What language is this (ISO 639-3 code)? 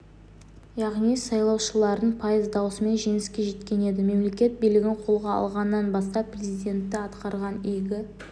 kaz